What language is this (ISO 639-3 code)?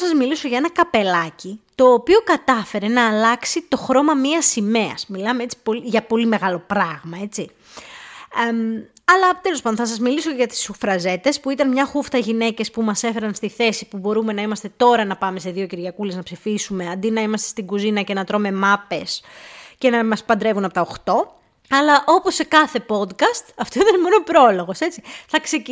ell